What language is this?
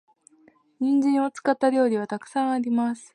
Japanese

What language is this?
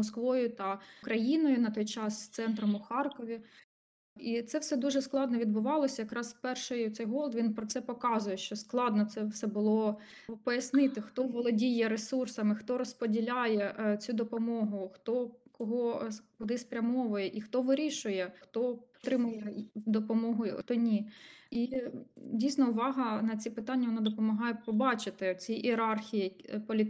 Ukrainian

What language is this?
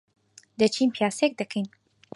Central Kurdish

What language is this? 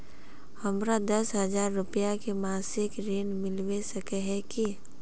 Magahi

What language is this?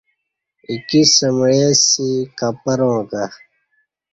Kati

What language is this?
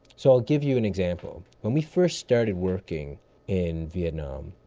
English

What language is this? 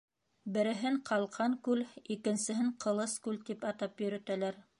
Bashkir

